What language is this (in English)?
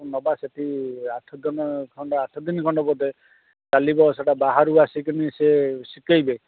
Odia